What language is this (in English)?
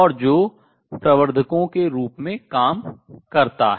Hindi